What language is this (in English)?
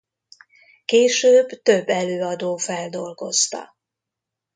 Hungarian